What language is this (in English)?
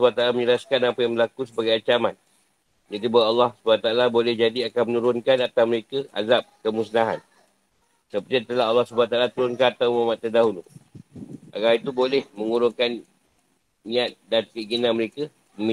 Malay